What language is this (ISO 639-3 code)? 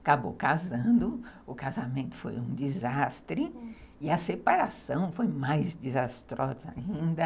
por